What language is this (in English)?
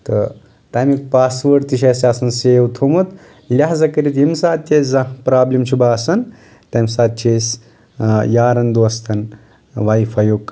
Kashmiri